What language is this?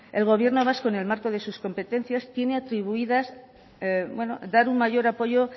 Spanish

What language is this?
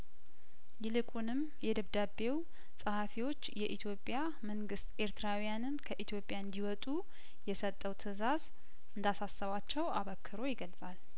Amharic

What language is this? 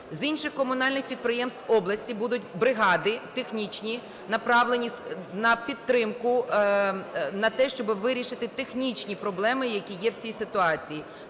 Ukrainian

